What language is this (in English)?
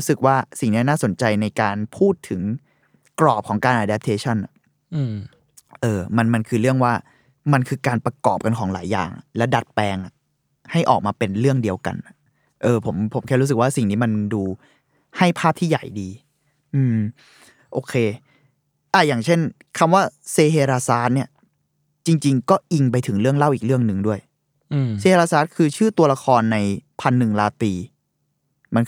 Thai